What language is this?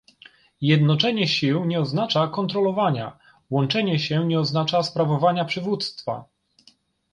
Polish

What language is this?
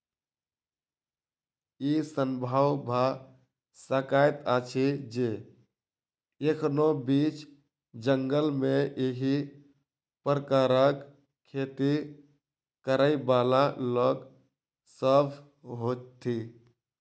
Maithili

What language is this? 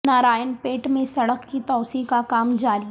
Urdu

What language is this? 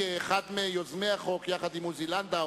Hebrew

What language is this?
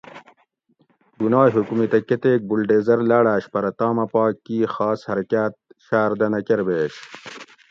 Gawri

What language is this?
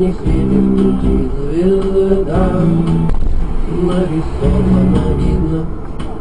Ukrainian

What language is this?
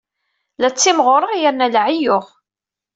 Kabyle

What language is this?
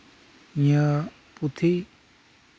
Santali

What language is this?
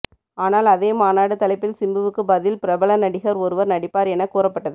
Tamil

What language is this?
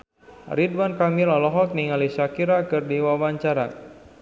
Sundanese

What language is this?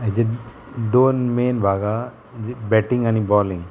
Konkani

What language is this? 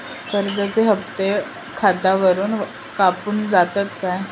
Marathi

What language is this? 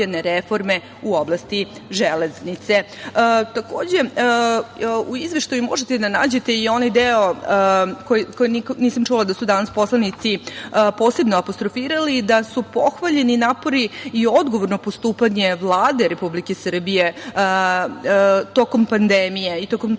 Serbian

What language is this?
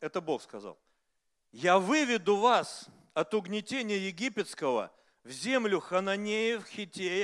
Russian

